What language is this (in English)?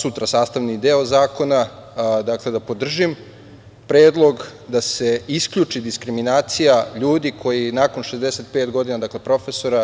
Serbian